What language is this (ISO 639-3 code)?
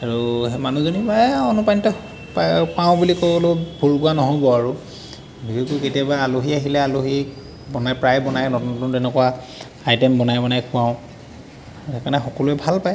asm